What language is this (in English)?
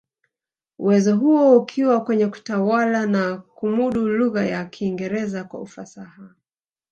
Swahili